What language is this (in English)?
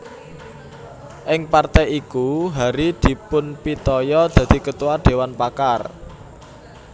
Javanese